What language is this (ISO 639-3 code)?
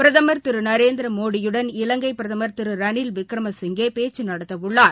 tam